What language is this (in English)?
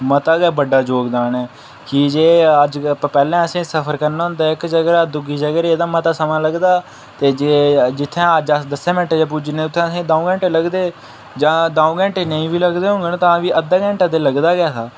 Dogri